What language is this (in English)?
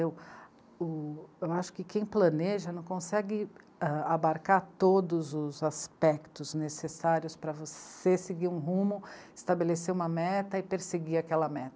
Portuguese